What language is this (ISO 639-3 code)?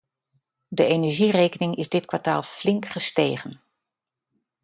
nld